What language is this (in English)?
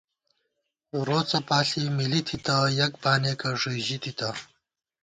Gawar-Bati